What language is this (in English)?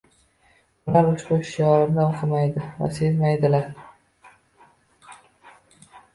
Uzbek